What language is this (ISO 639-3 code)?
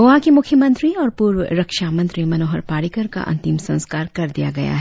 hin